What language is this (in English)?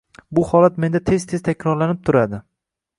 Uzbek